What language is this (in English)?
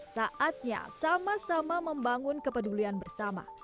Indonesian